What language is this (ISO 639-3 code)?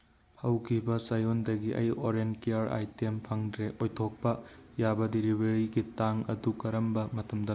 mni